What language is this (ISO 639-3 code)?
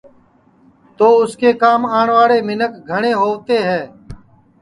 ssi